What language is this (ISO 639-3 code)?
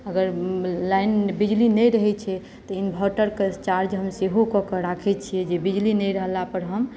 mai